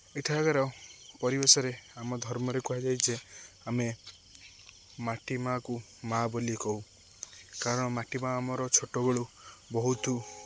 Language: Odia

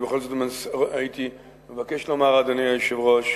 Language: Hebrew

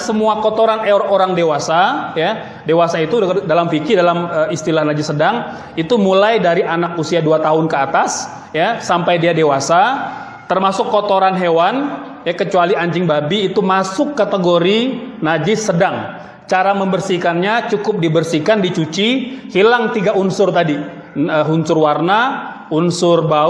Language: Indonesian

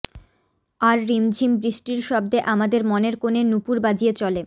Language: Bangla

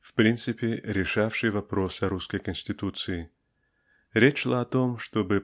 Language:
Russian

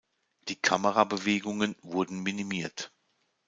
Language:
German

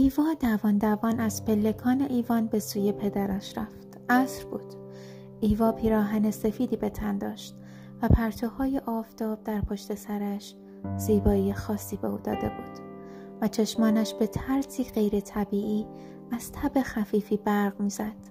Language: Persian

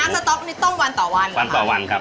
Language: Thai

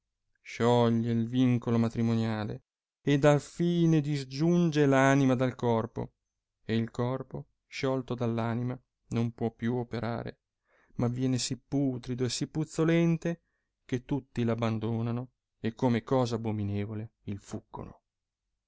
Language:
Italian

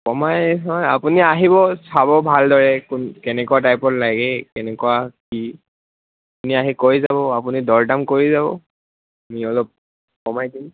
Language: Assamese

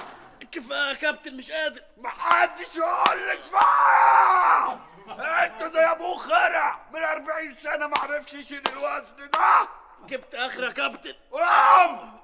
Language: Arabic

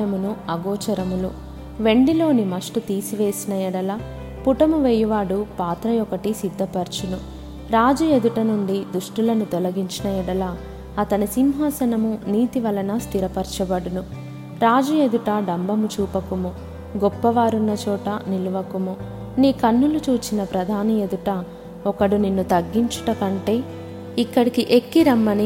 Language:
Telugu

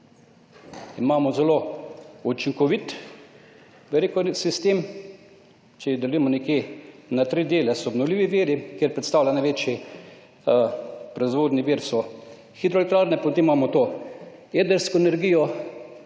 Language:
Slovenian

